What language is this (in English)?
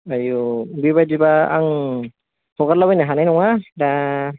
Bodo